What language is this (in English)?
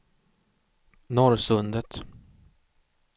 Swedish